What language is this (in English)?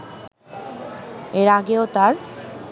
Bangla